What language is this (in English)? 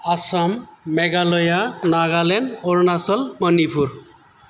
Bodo